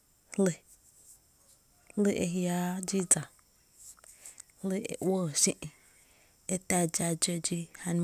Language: Tepinapa Chinantec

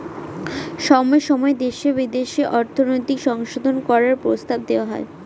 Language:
Bangla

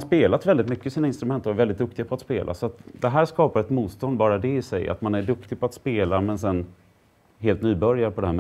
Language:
Swedish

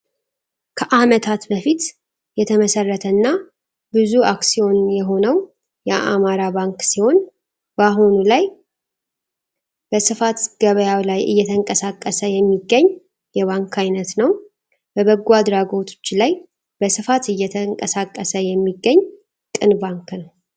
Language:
Amharic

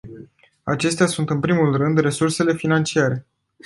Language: Romanian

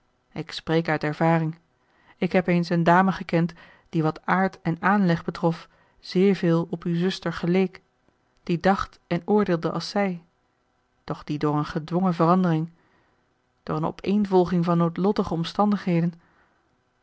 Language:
Dutch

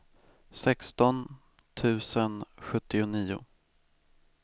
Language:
Swedish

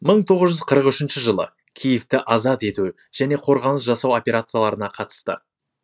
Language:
Kazakh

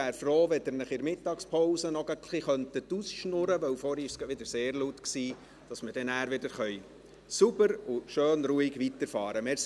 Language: Swiss German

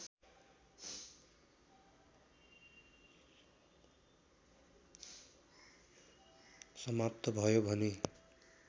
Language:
Nepali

